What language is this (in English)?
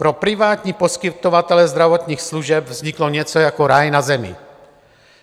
Czech